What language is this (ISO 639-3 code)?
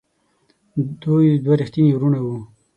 pus